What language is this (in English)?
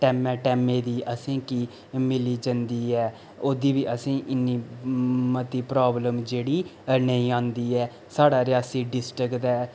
Dogri